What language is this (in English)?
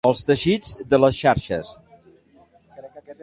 Catalan